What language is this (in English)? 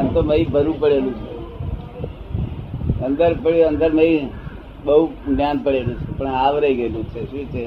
Gujarati